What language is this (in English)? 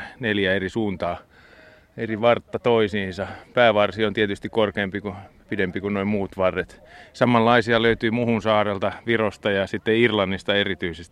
Finnish